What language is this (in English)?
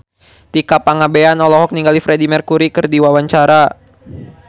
Sundanese